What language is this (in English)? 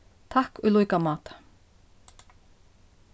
Faroese